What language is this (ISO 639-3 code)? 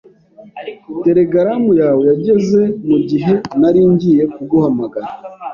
kin